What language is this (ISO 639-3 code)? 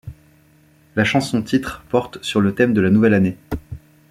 fra